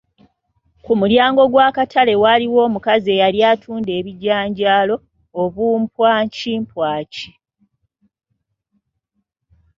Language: Ganda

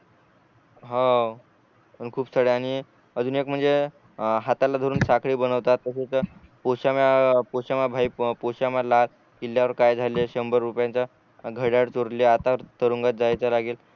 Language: Marathi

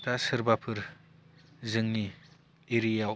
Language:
Bodo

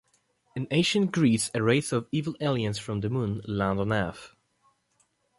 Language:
English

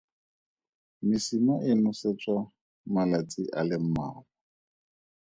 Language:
Tswana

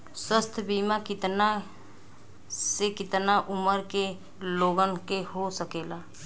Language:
Bhojpuri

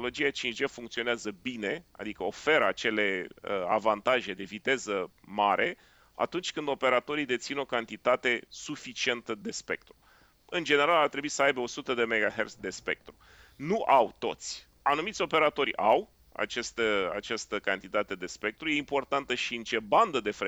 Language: Romanian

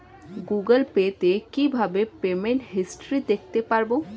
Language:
Bangla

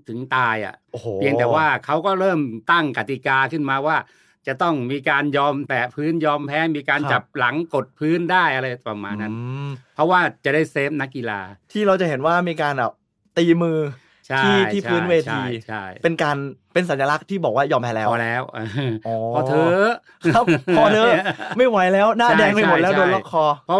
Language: Thai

